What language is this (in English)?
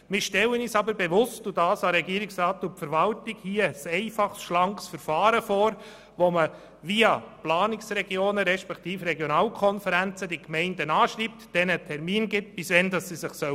Swiss German